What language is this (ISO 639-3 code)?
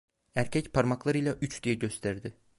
tur